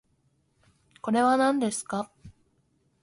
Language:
Japanese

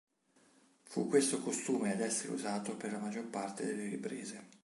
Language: Italian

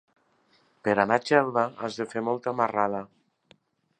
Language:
Catalan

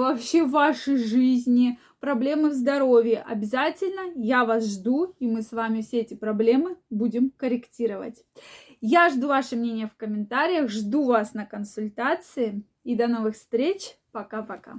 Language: Russian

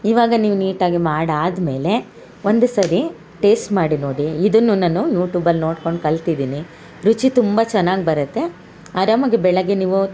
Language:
Kannada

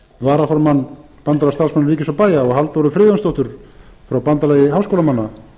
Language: Icelandic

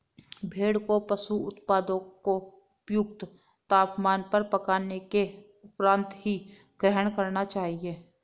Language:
Hindi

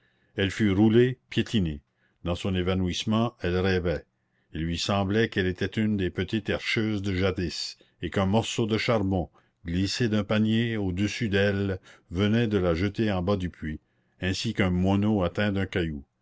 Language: French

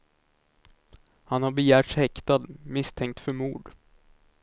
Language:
Swedish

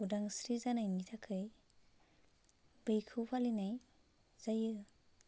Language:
Bodo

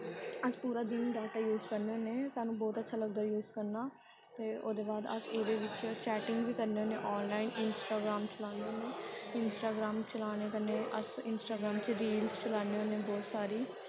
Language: Dogri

